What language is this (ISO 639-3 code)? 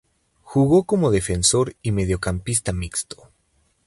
spa